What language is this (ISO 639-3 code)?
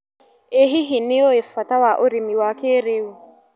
kik